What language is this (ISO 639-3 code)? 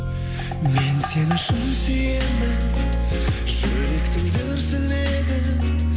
kaz